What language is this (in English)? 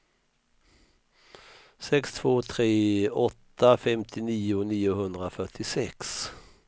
Swedish